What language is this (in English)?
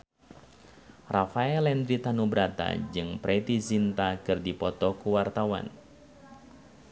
Sundanese